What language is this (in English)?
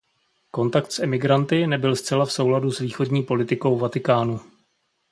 Czech